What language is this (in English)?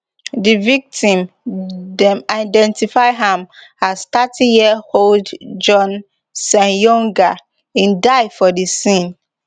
Nigerian Pidgin